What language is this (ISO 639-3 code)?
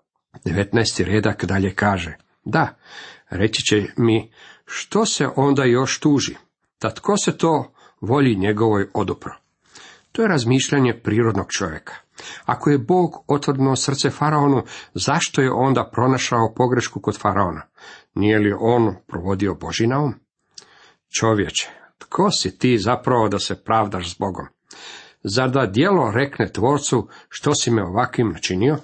hrv